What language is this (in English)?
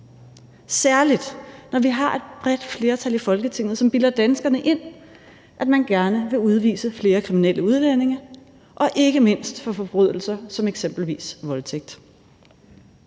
Danish